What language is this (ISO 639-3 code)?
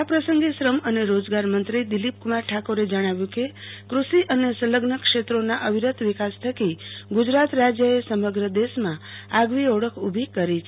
guj